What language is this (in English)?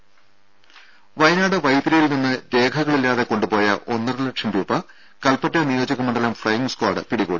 Malayalam